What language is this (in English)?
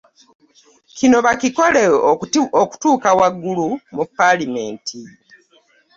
Ganda